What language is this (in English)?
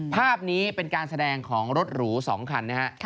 Thai